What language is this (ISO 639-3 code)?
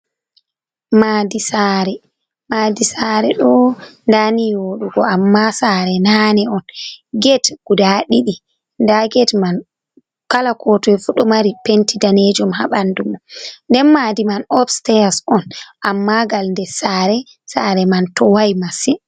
ful